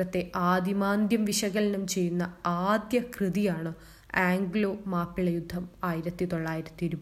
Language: Malayalam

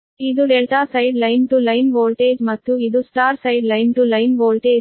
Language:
Kannada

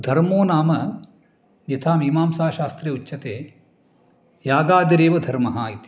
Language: Sanskrit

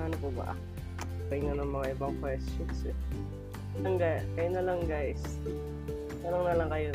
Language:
Filipino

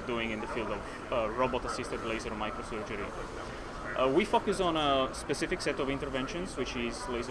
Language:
English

